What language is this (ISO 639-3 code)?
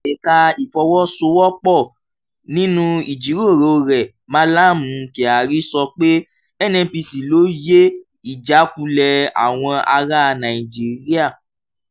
yor